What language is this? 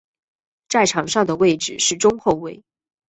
Chinese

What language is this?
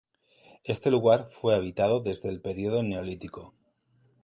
Spanish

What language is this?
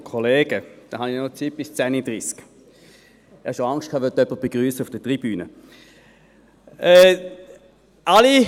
Swiss German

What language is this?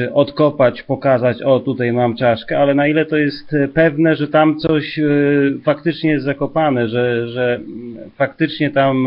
Polish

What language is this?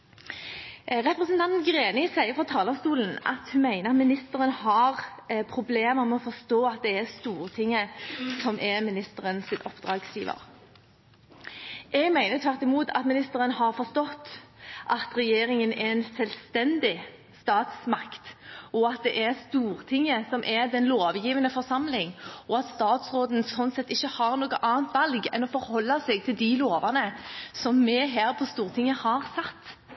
Norwegian Bokmål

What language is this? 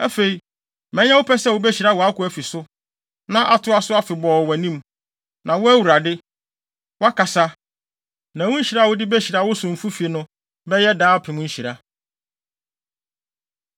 Akan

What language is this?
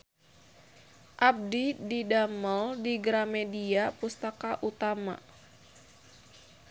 Sundanese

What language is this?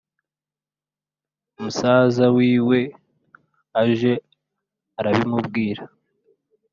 Kinyarwanda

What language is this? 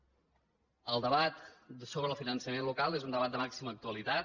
Catalan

